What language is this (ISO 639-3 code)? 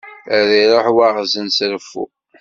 kab